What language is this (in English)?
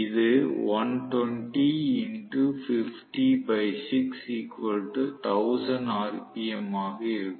Tamil